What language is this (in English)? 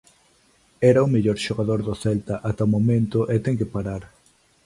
Galician